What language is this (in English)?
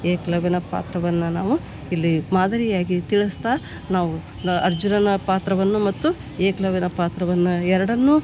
Kannada